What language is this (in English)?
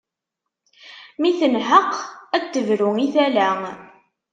Kabyle